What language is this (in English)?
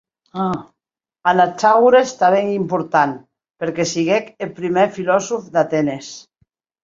Occitan